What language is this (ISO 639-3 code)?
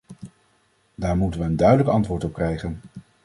nld